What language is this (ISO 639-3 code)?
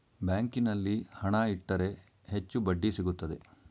kan